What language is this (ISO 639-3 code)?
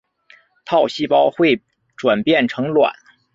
zho